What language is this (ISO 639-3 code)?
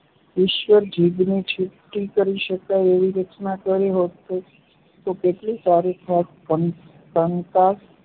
guj